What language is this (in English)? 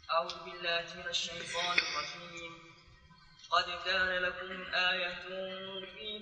Arabic